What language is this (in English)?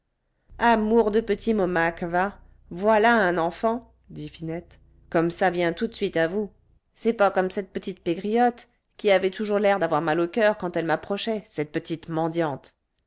French